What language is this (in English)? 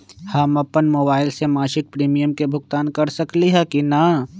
Magahi